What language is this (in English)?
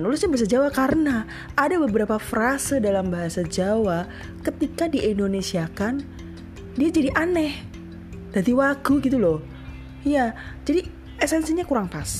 Indonesian